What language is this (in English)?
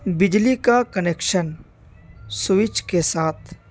Urdu